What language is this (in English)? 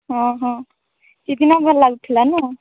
Odia